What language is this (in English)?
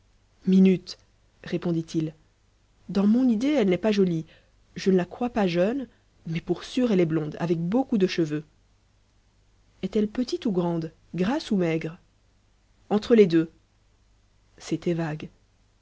French